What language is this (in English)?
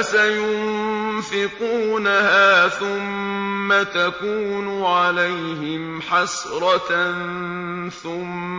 Arabic